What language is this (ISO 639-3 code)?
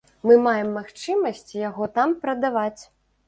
bel